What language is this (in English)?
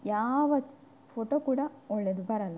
Kannada